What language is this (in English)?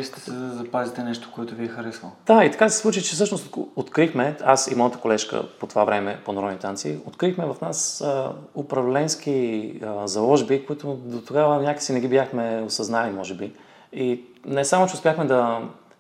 Bulgarian